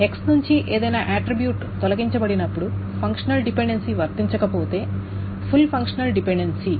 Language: Telugu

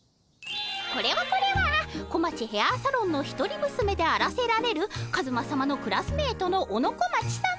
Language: Japanese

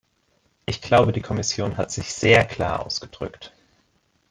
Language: German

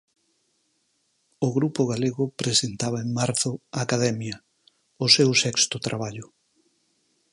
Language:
Galician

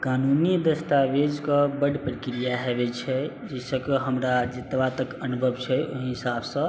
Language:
Maithili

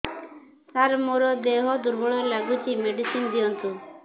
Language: Odia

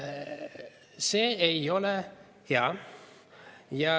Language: Estonian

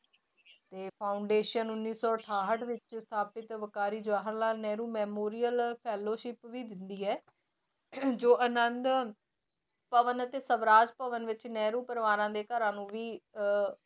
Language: Punjabi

